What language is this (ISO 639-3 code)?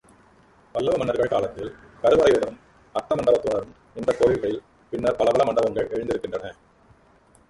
tam